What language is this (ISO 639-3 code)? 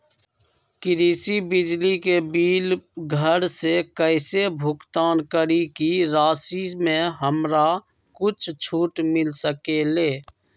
mag